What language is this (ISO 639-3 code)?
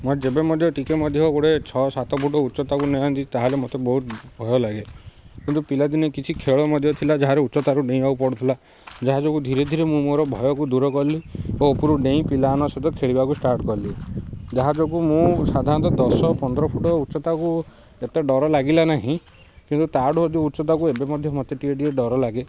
ori